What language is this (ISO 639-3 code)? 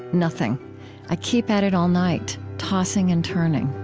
eng